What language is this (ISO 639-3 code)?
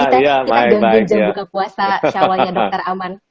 ind